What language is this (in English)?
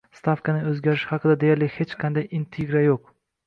Uzbek